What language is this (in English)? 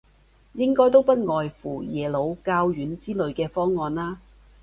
Cantonese